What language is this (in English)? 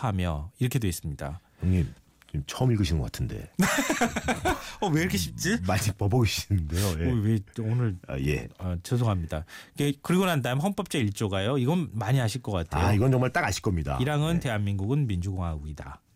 Korean